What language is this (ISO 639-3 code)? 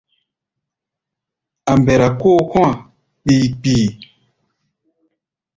gba